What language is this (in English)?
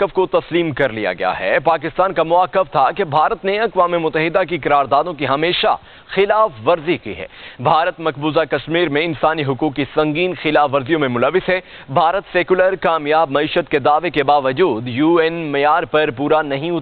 Hindi